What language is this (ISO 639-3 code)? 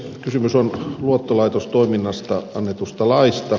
fin